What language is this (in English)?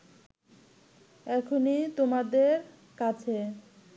Bangla